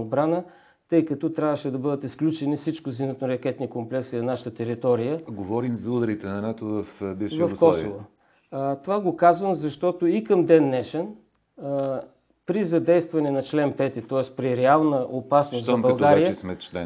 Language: Bulgarian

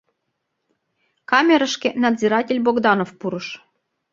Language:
Mari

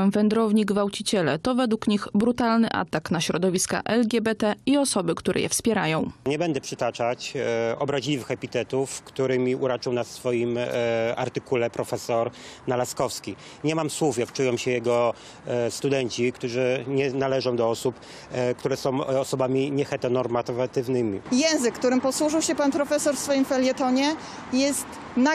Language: Polish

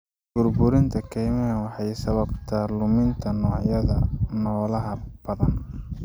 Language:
Somali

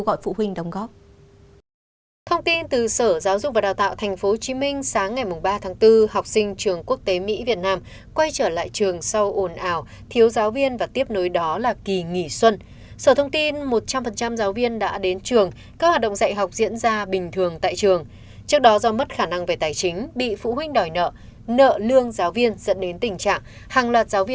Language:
Vietnamese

